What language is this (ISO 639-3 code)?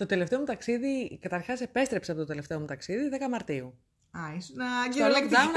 ell